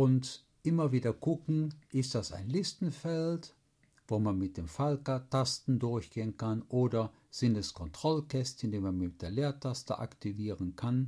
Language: German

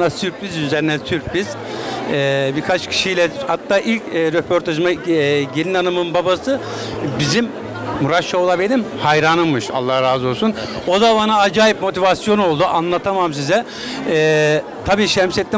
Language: Turkish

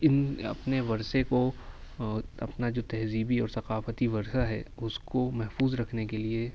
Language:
Urdu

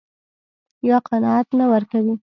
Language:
Pashto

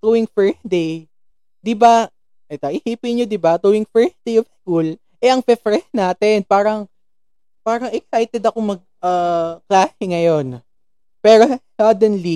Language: Filipino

